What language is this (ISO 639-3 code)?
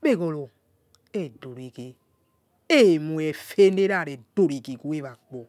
ets